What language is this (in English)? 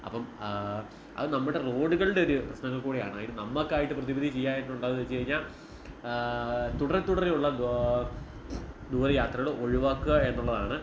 Malayalam